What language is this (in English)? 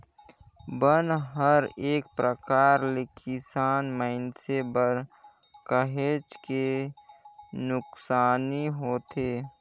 Chhattisgarhi